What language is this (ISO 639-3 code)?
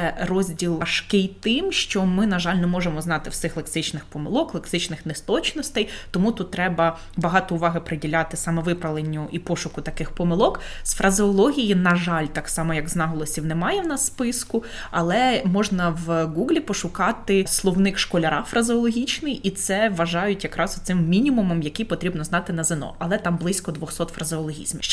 ukr